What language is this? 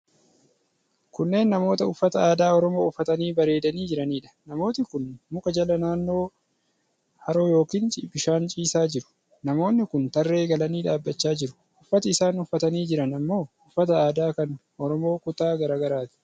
Oromo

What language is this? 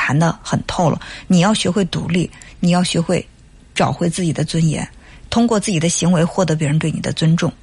Chinese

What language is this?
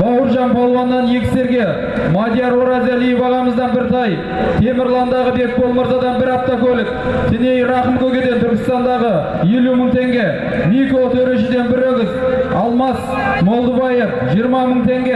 Turkish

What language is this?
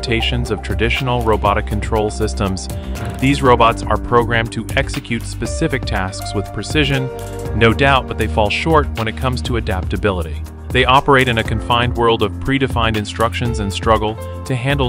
English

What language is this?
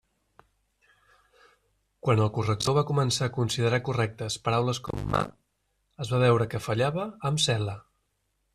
Catalan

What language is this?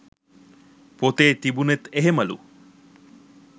Sinhala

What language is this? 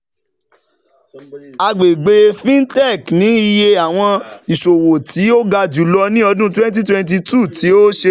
Yoruba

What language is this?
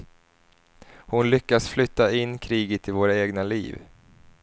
Swedish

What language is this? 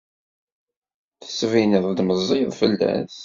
Kabyle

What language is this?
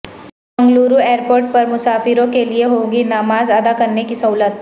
Urdu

